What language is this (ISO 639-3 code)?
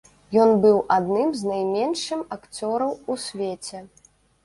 bel